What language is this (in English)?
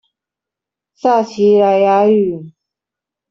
Chinese